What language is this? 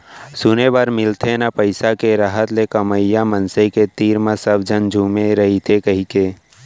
Chhattisgarhi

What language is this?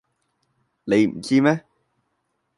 Cantonese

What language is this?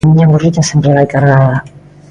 Galician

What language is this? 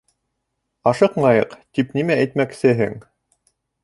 Bashkir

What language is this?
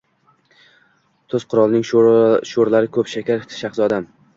Uzbek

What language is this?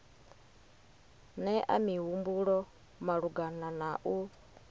Venda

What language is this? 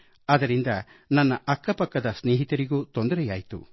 Kannada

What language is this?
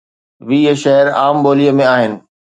Sindhi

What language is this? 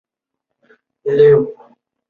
Chinese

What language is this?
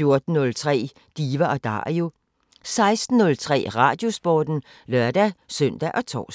Danish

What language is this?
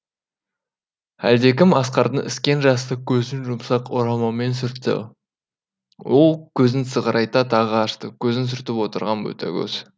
Kazakh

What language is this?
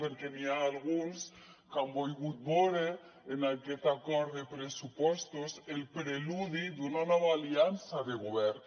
Catalan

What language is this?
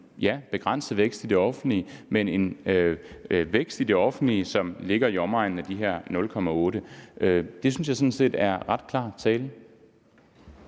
Danish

